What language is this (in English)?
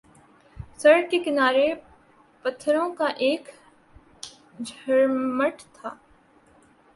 Urdu